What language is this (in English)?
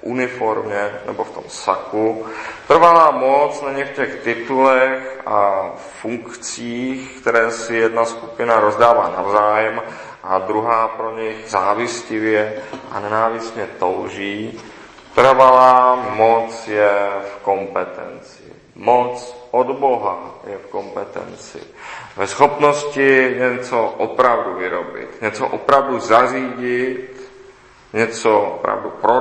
Czech